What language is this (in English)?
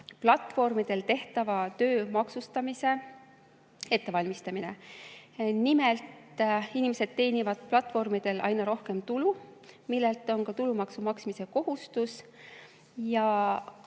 Estonian